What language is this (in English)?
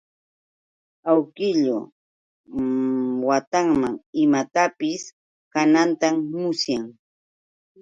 Yauyos Quechua